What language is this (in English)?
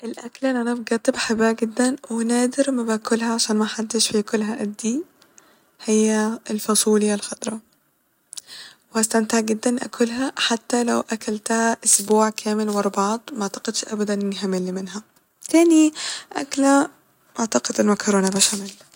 Egyptian Arabic